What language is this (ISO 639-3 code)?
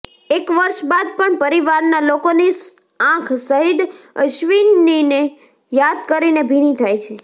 guj